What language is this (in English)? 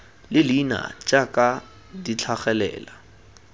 Tswana